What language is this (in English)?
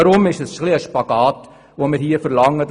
Swiss German